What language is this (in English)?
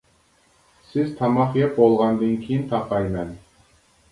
Uyghur